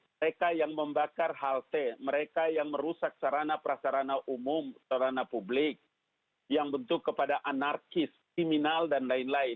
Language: Indonesian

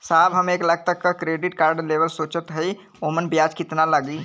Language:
Bhojpuri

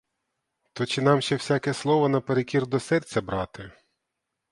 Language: Ukrainian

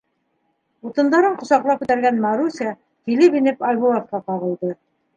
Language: Bashkir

